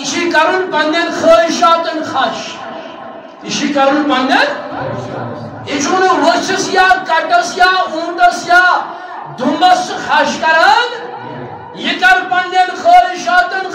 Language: Turkish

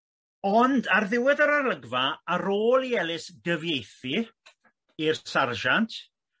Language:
Welsh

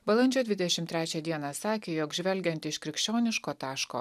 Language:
Lithuanian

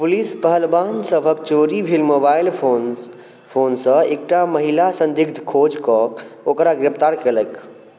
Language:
Maithili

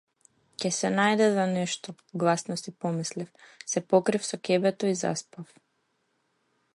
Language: Macedonian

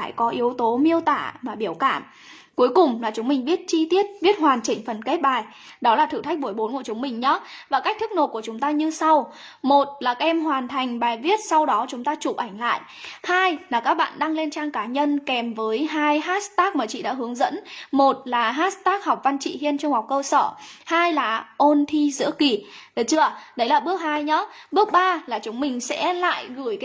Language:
Vietnamese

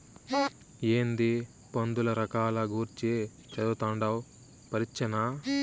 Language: Telugu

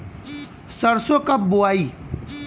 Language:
Bhojpuri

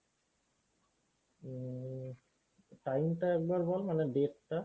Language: Bangla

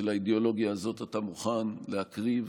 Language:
Hebrew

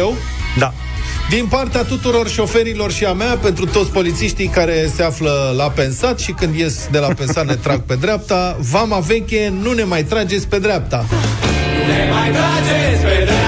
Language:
Romanian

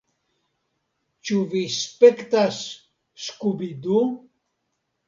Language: Esperanto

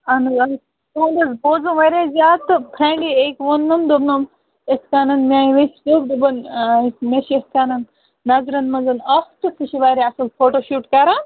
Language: Kashmiri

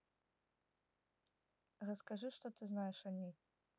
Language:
Russian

